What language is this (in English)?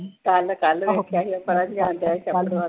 Punjabi